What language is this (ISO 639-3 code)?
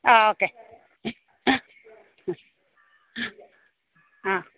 mal